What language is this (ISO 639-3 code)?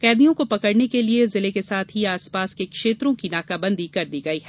hin